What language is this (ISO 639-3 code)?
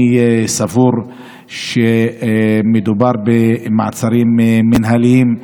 heb